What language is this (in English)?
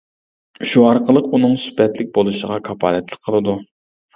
Uyghur